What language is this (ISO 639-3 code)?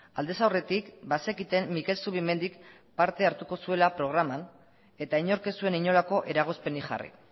eus